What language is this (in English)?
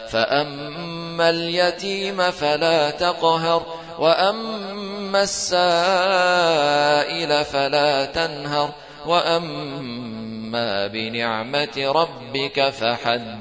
Arabic